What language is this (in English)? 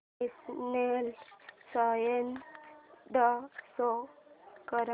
Marathi